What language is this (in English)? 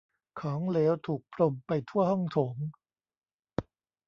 Thai